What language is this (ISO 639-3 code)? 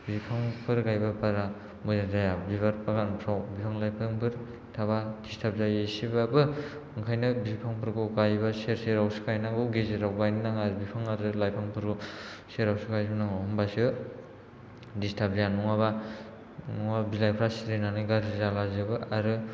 brx